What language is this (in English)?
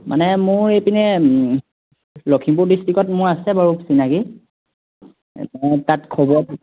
Assamese